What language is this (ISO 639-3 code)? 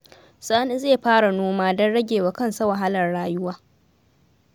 hau